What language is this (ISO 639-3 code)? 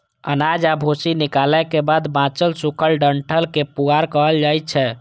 mai